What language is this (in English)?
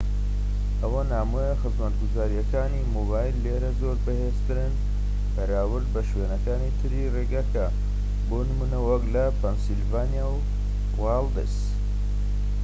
Central Kurdish